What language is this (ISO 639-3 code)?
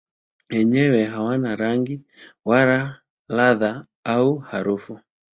swa